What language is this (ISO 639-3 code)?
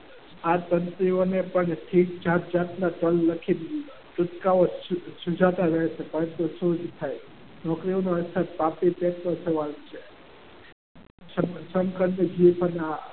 guj